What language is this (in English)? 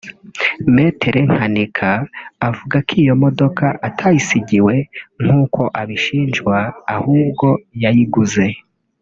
Kinyarwanda